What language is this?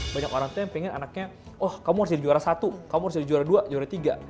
Indonesian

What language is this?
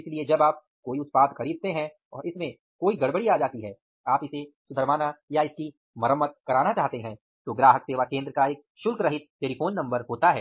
Hindi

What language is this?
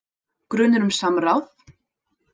Icelandic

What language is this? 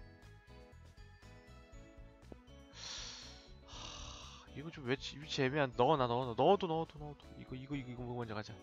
Korean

